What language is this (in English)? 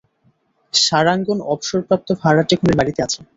Bangla